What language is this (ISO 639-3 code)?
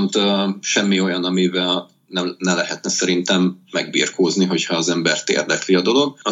hun